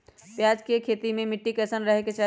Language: Magahi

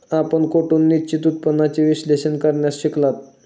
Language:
Marathi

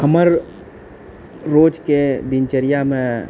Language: Maithili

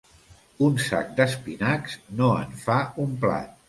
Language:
Catalan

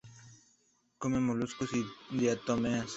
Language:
Spanish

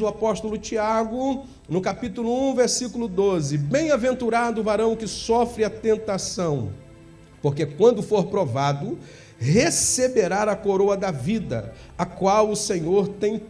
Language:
Portuguese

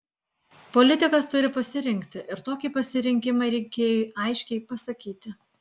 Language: Lithuanian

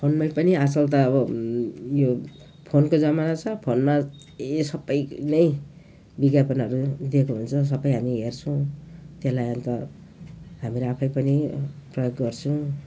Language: Nepali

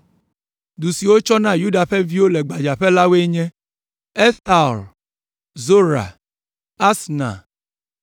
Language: Ewe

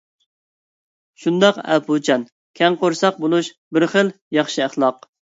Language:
Uyghur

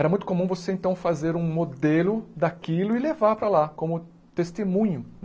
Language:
Portuguese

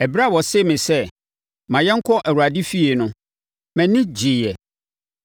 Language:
Akan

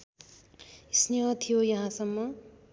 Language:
Nepali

